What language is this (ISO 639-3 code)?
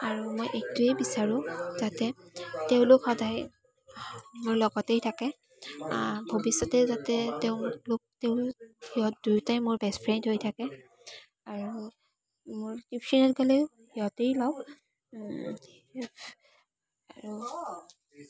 asm